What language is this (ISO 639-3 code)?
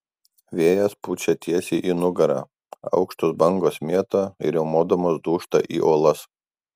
lit